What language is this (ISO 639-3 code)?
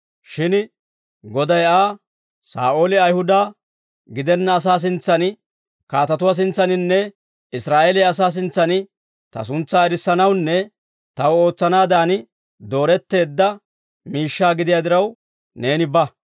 dwr